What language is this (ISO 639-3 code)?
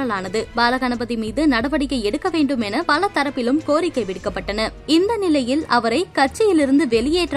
tam